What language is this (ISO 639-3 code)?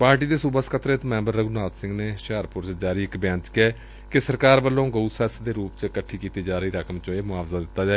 pan